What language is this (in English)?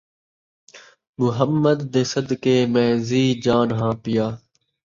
Saraiki